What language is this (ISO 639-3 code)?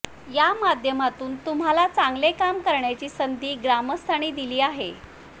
mar